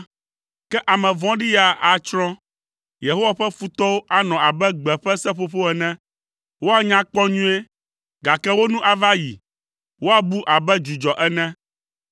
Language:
Ewe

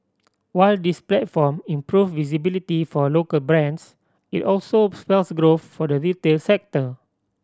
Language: English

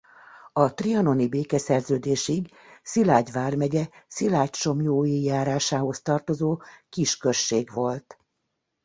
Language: Hungarian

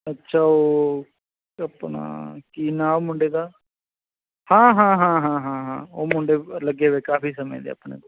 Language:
Punjabi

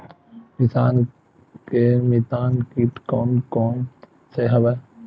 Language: Chhattisgarhi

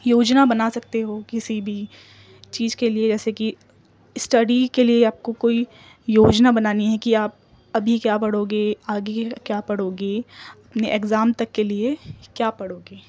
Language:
Urdu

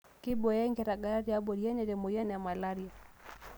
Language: Masai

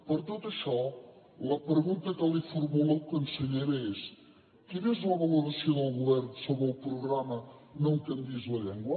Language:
Catalan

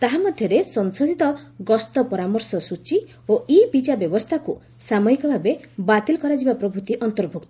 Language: Odia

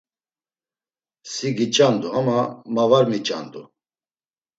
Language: Laz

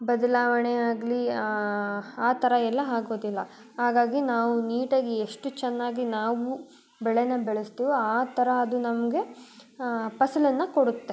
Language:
Kannada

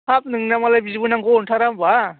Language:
Bodo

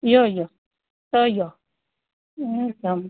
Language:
Konkani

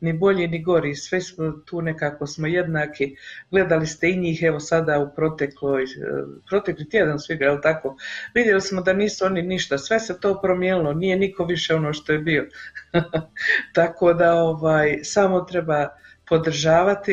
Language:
Croatian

